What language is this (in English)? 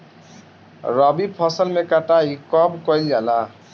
Bhojpuri